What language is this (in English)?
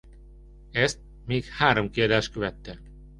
Hungarian